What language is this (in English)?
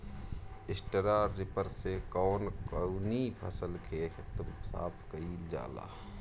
Bhojpuri